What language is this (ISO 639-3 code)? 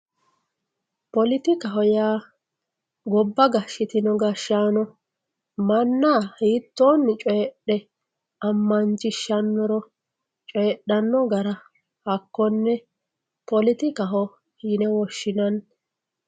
sid